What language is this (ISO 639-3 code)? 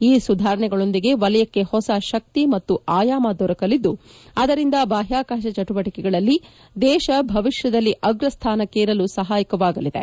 kan